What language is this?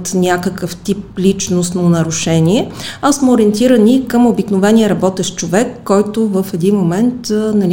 Bulgarian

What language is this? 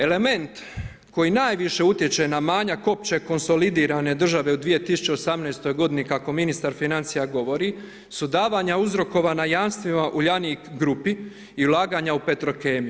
Croatian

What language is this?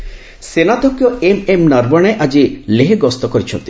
Odia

